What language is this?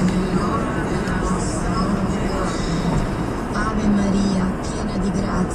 Italian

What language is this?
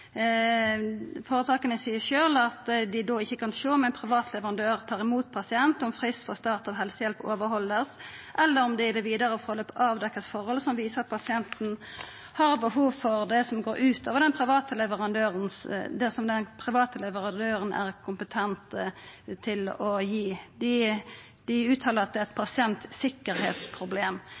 Norwegian Nynorsk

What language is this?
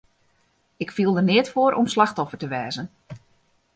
Western Frisian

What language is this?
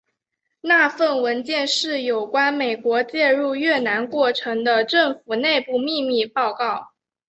Chinese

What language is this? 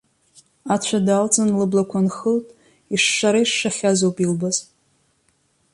Abkhazian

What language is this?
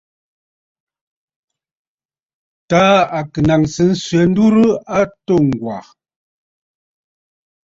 Bafut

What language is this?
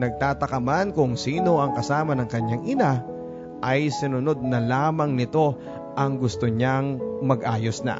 Filipino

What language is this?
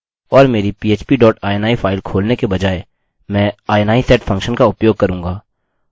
Hindi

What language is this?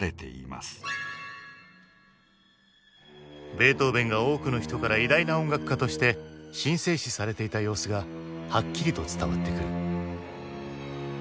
Japanese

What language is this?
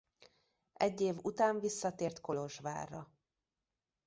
Hungarian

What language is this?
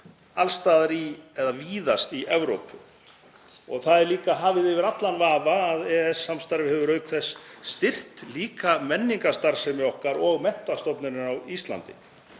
Icelandic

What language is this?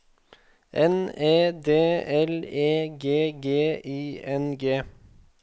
Norwegian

